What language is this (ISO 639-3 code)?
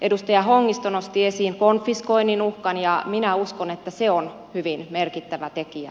fin